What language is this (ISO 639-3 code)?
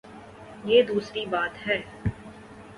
urd